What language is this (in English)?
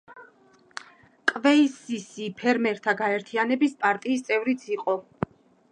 Georgian